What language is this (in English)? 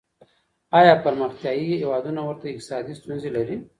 Pashto